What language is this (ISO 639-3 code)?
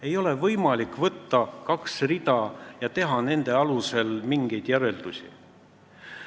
est